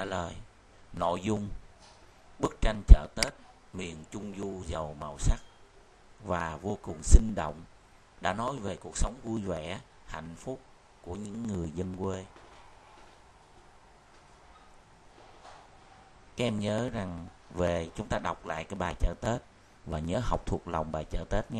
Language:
Vietnamese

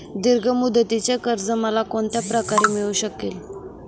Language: Marathi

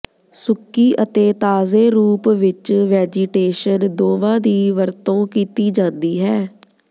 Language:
Punjabi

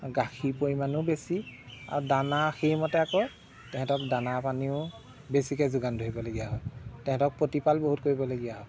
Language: Assamese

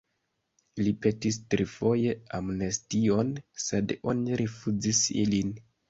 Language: Esperanto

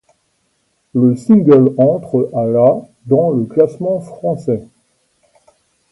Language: French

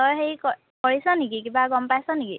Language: Assamese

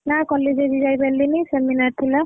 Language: Odia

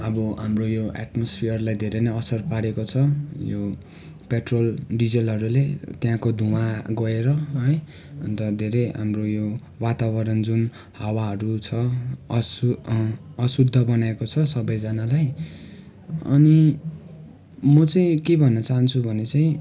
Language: Nepali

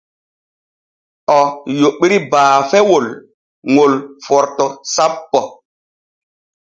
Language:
Borgu Fulfulde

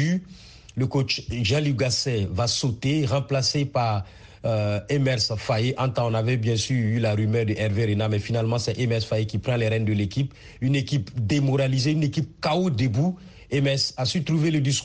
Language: French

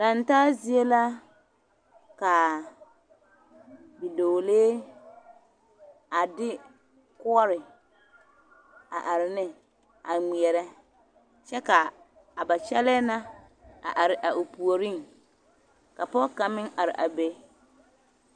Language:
Southern Dagaare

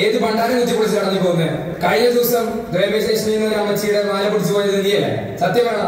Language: Malayalam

